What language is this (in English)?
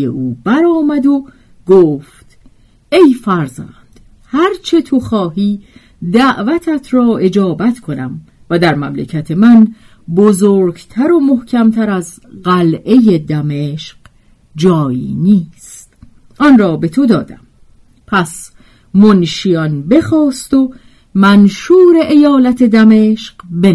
Persian